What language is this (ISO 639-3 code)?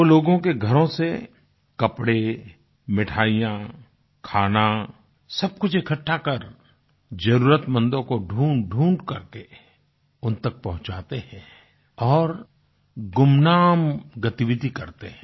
hin